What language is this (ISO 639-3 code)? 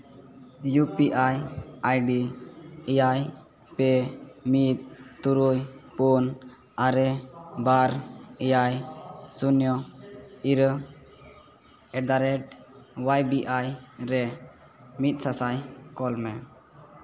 sat